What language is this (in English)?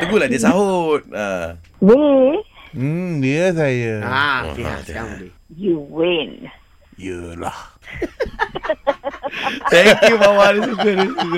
Malay